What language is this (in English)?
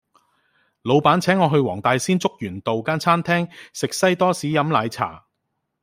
Cantonese